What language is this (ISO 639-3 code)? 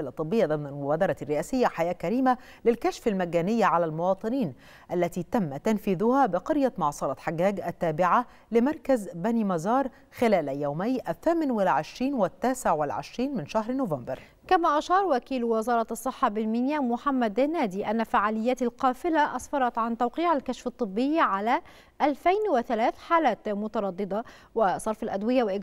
ara